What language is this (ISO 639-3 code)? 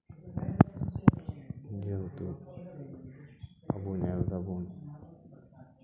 sat